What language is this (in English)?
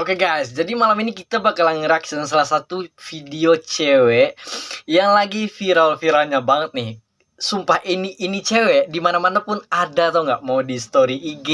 Indonesian